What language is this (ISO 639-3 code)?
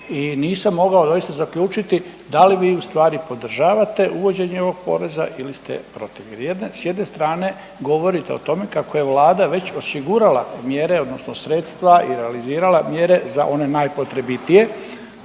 hrv